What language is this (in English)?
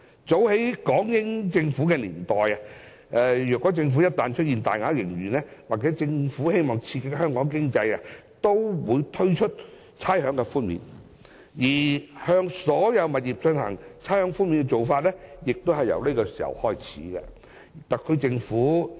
Cantonese